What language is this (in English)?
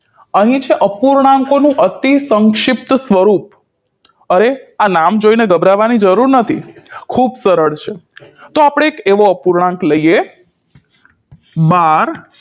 Gujarati